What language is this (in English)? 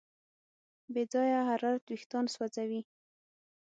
Pashto